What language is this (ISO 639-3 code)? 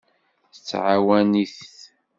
kab